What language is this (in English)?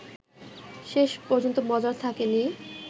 Bangla